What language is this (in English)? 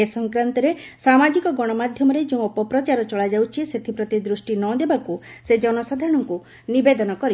Odia